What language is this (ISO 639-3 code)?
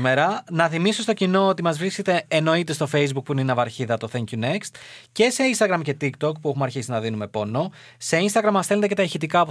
ell